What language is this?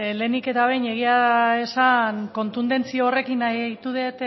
Basque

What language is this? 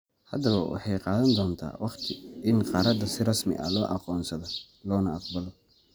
Somali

